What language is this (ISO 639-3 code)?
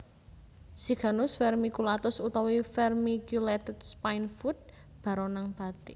jav